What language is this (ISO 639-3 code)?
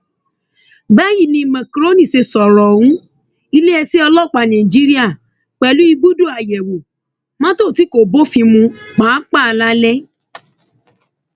yor